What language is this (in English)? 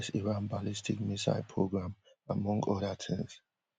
Nigerian Pidgin